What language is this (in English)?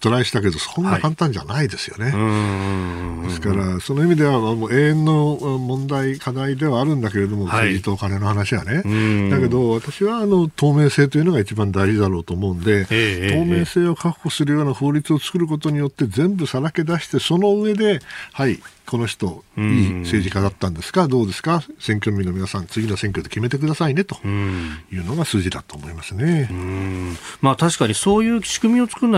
Japanese